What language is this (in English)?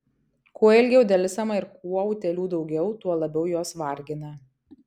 Lithuanian